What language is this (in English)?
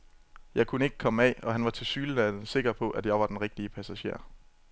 Danish